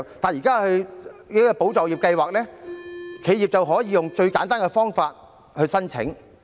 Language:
Cantonese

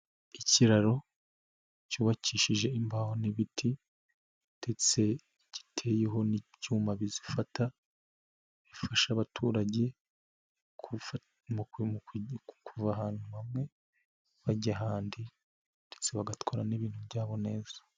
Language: Kinyarwanda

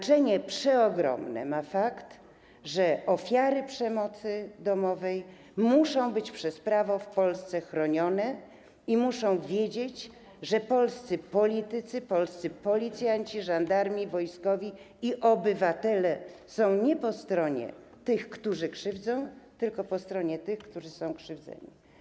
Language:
Polish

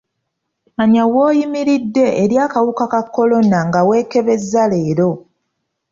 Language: Ganda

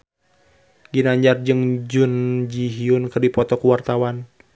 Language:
Sundanese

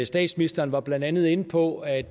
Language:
Danish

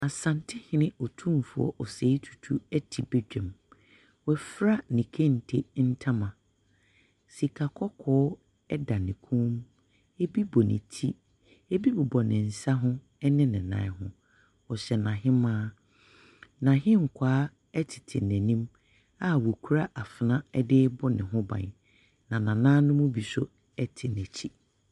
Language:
Akan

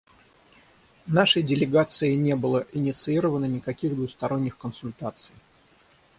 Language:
Russian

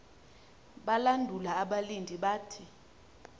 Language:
Xhosa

